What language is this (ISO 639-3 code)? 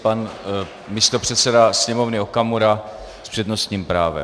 ces